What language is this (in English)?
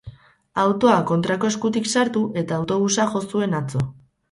Basque